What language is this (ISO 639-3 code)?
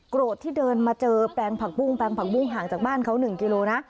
tha